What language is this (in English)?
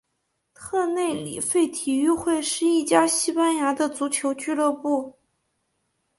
Chinese